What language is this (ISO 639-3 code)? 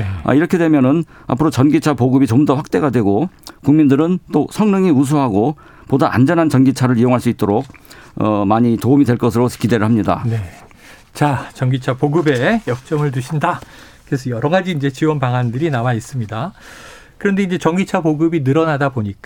kor